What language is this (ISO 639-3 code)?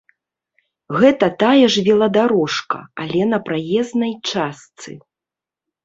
bel